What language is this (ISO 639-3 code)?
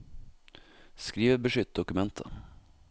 nor